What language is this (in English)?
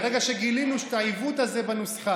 Hebrew